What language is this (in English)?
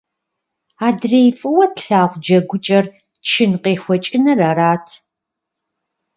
Kabardian